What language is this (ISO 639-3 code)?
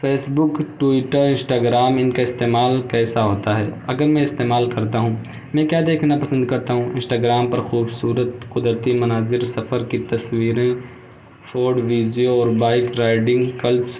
urd